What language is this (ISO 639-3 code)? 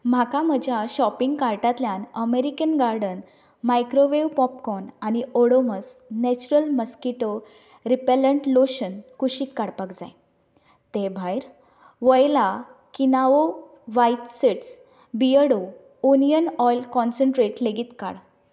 kok